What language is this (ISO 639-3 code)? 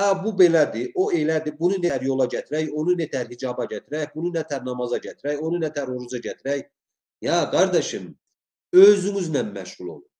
tur